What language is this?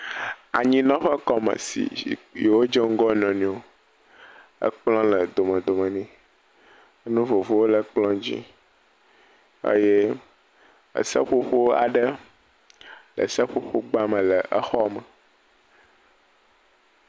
Ewe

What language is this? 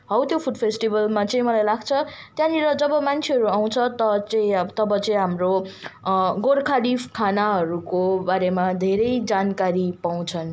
Nepali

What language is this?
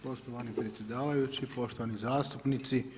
Croatian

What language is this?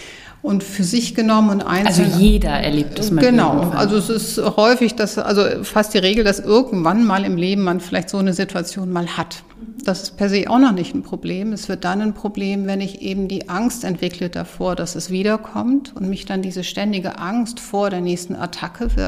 German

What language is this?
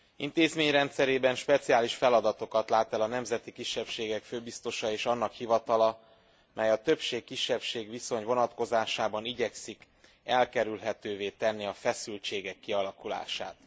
Hungarian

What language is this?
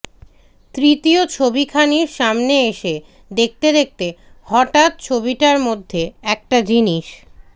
Bangla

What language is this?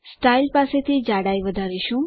Gujarati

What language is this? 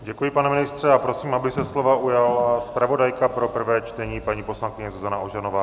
Czech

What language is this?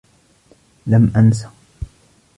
Arabic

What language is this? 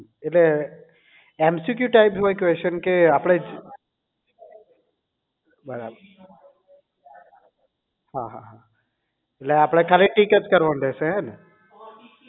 Gujarati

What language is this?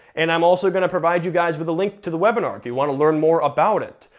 English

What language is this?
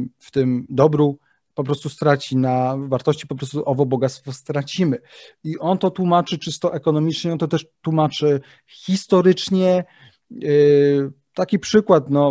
Polish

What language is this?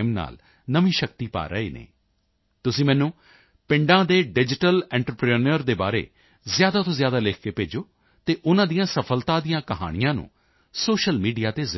Punjabi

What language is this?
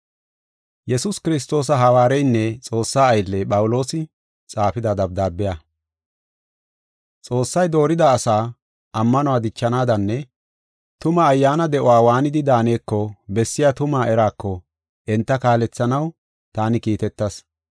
Gofa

